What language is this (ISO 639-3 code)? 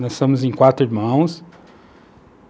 por